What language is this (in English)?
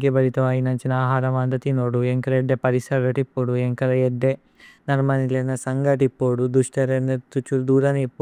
Tulu